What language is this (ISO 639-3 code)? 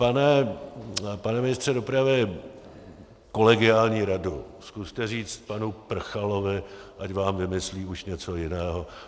ces